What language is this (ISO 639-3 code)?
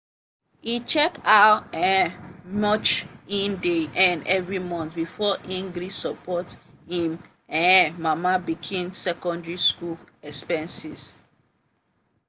pcm